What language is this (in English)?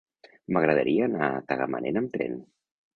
Catalan